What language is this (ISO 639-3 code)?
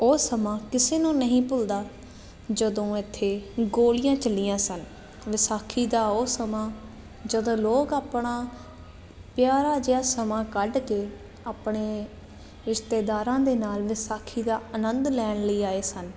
pan